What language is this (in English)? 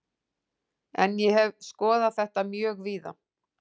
Icelandic